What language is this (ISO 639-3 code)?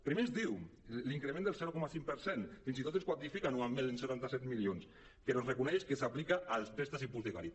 cat